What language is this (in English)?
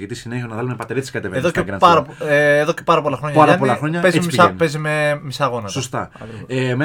Greek